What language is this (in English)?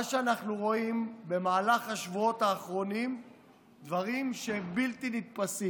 Hebrew